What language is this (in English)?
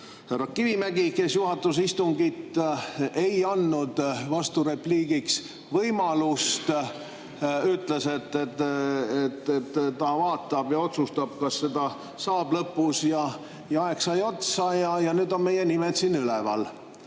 Estonian